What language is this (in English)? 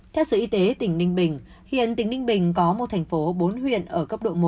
Vietnamese